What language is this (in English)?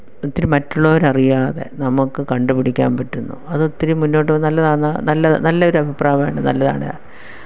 Malayalam